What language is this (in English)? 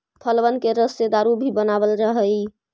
Magahi